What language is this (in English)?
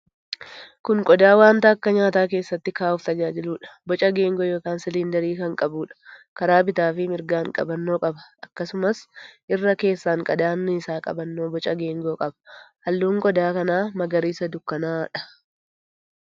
Oromo